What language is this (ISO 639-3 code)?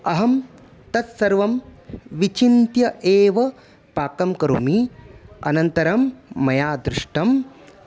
san